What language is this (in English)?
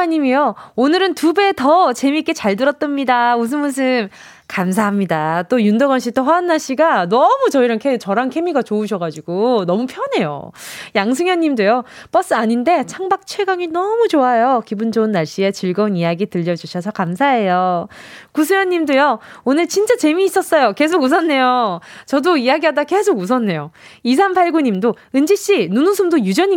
Korean